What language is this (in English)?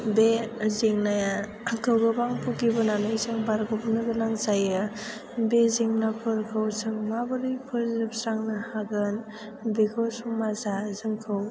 Bodo